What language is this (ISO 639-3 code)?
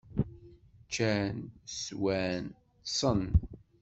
kab